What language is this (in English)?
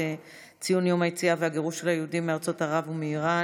Hebrew